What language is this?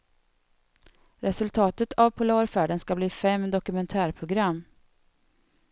Swedish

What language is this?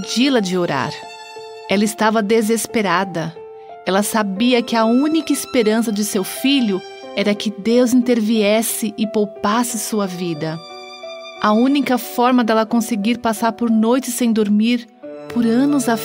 Portuguese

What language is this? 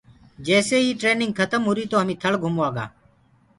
Gurgula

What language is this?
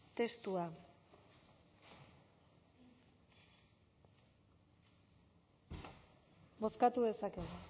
Basque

